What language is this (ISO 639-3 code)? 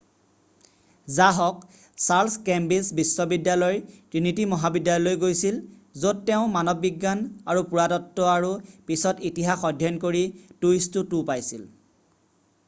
asm